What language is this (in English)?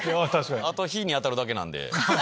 Japanese